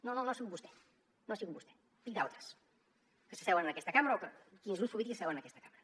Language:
Catalan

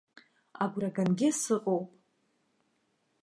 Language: Abkhazian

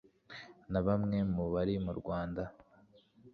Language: Kinyarwanda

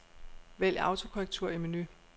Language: Danish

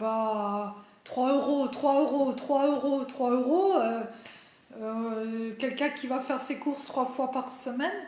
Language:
French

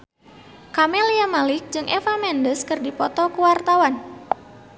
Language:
Sundanese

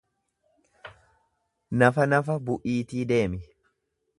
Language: Oromo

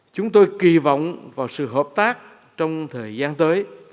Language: Vietnamese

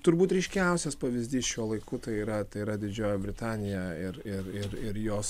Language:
Lithuanian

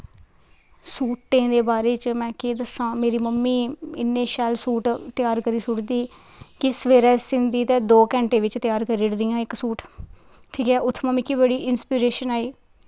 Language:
Dogri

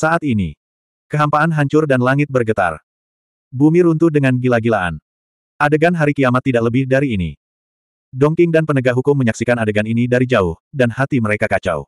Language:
Indonesian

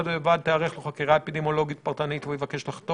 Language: Hebrew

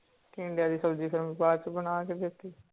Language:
Punjabi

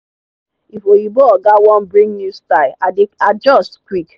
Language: Nigerian Pidgin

